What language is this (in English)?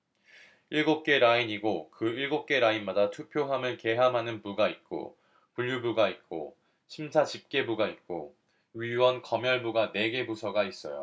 Korean